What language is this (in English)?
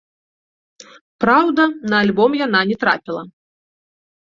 Belarusian